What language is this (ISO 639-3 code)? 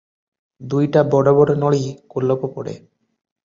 ori